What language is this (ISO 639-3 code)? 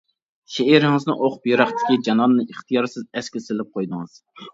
uig